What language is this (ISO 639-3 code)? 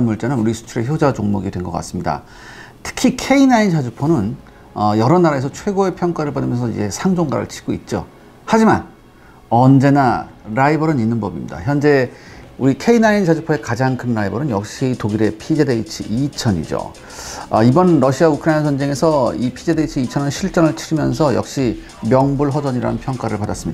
kor